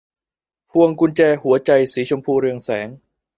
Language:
Thai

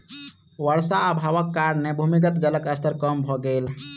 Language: Maithili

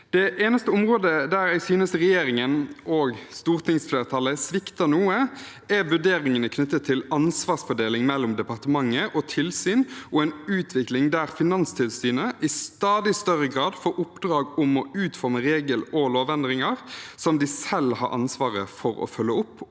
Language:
Norwegian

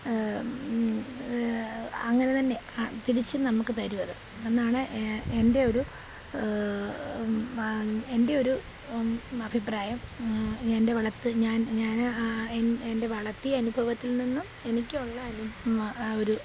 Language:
Malayalam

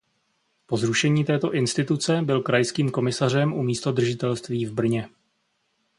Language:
Czech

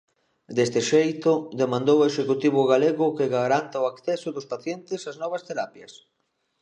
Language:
Galician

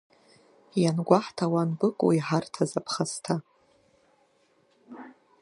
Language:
Abkhazian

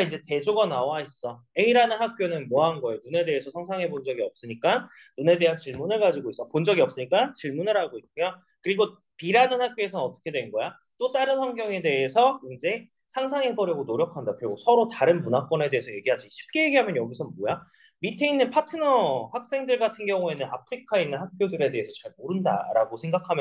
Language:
Korean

